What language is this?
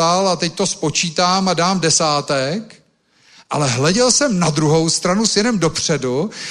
Czech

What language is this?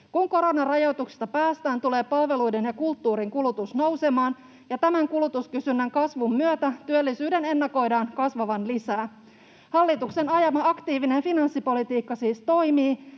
Finnish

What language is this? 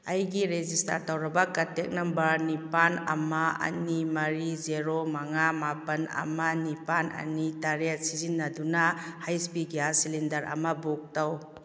Manipuri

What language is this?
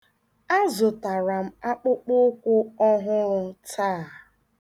Igbo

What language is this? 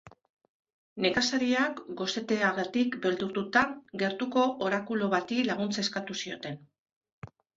Basque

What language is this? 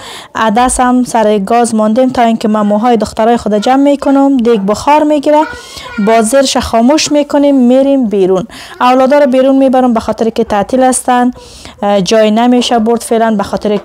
Persian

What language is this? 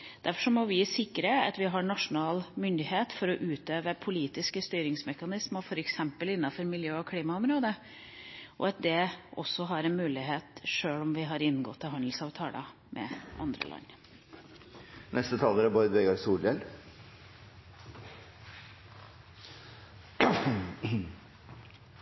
Norwegian Bokmål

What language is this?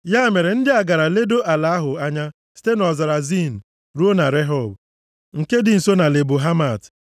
Igbo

